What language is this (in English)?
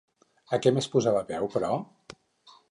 Catalan